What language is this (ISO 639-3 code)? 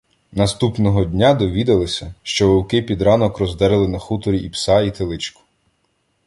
ukr